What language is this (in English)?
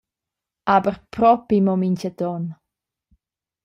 Romansh